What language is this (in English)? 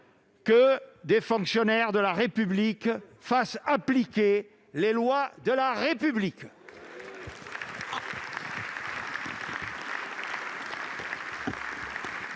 French